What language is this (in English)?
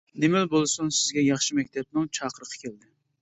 Uyghur